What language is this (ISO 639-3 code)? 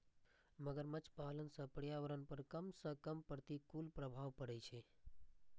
mai